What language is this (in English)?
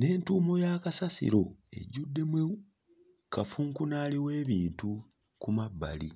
Ganda